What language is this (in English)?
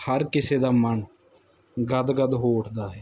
Punjabi